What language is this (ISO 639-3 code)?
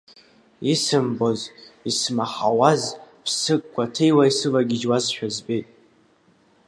abk